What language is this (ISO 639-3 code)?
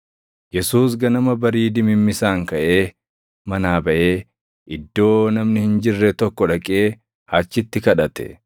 orm